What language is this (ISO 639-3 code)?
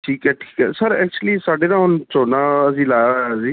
pan